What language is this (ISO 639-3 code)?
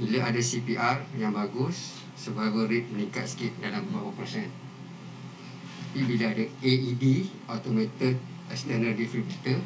msa